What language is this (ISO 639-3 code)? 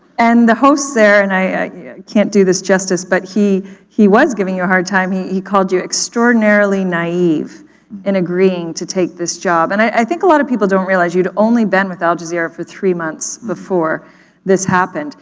eng